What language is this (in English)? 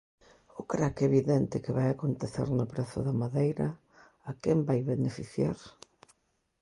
Galician